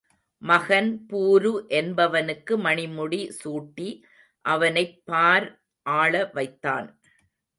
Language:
Tamil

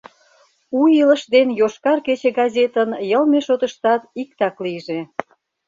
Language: Mari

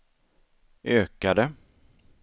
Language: Swedish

